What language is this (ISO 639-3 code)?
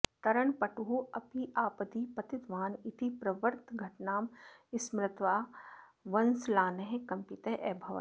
san